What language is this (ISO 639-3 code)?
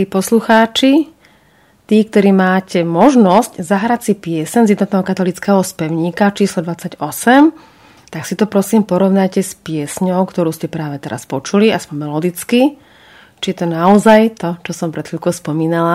slk